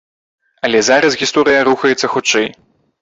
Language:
Belarusian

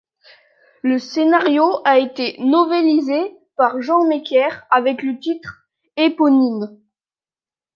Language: French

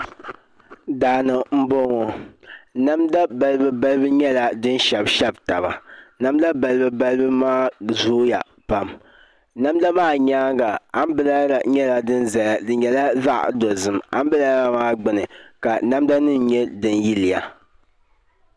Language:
Dagbani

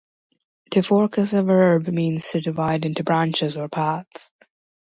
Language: English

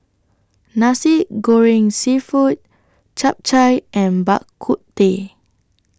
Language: English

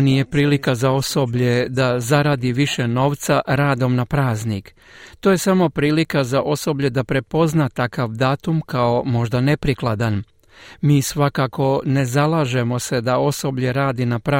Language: Croatian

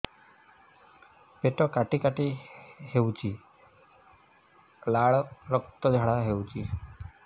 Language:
Odia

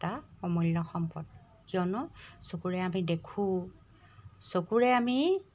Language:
Assamese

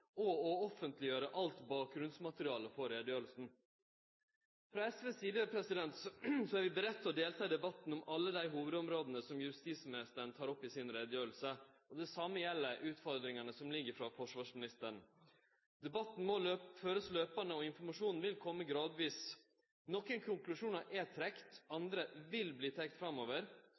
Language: Norwegian Nynorsk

